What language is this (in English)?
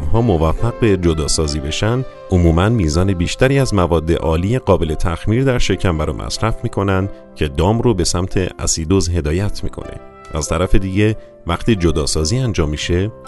Persian